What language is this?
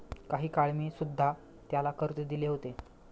Marathi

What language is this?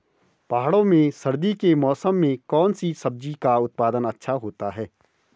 Hindi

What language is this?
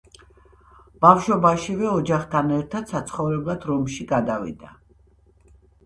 Georgian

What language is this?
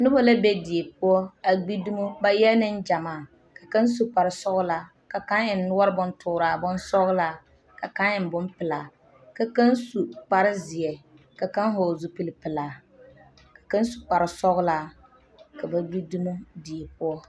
Southern Dagaare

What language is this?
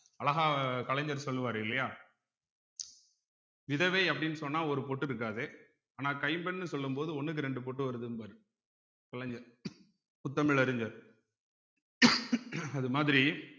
Tamil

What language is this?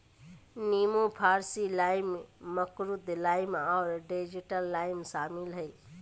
Magahi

